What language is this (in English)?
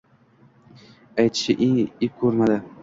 Uzbek